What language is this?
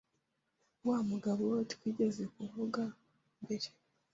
Kinyarwanda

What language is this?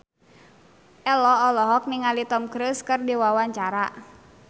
Sundanese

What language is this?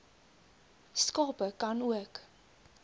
Afrikaans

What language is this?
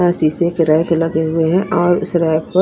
Hindi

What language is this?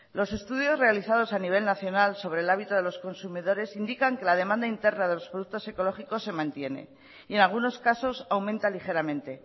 Spanish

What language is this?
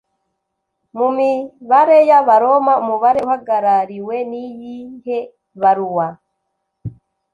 Kinyarwanda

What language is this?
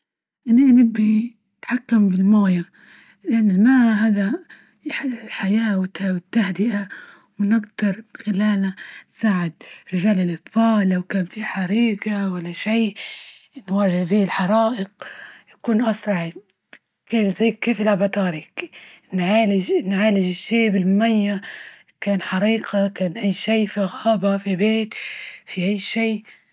Libyan Arabic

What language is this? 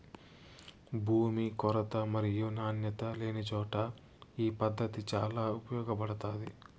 Telugu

